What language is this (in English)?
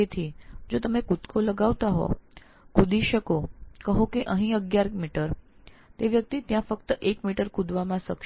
Gujarati